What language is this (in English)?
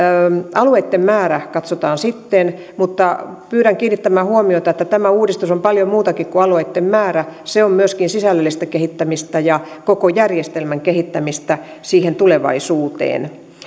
Finnish